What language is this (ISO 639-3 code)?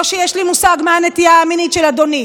heb